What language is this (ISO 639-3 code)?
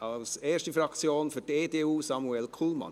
gsw